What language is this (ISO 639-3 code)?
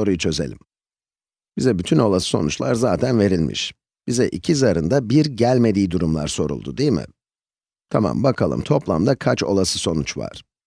tur